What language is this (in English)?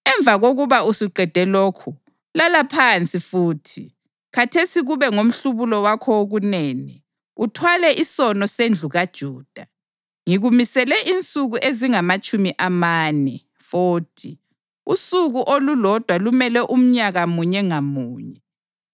North Ndebele